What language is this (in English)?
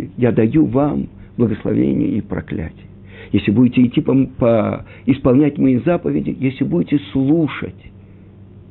Russian